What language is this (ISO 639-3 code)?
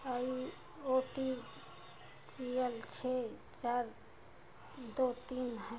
hin